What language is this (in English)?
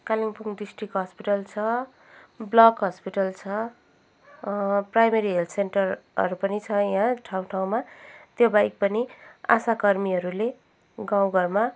Nepali